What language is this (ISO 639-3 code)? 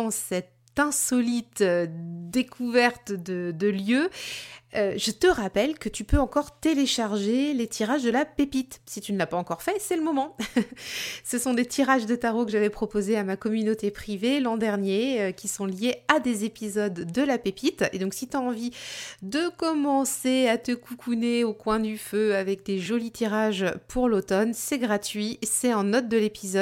fra